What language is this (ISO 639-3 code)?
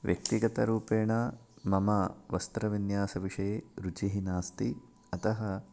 san